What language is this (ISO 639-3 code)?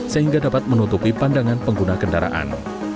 ind